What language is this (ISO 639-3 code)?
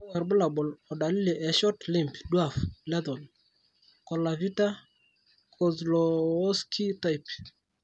mas